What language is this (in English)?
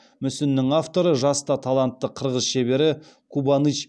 Kazakh